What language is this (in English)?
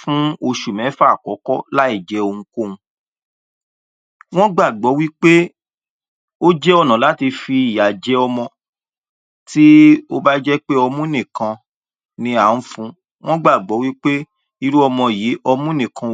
Yoruba